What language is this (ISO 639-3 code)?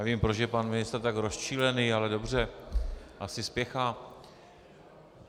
ces